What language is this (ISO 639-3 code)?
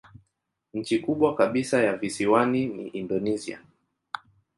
swa